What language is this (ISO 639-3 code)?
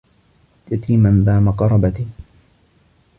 ara